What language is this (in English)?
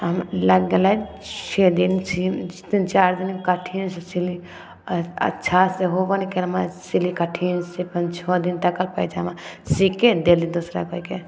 Maithili